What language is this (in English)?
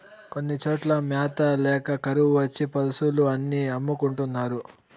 Telugu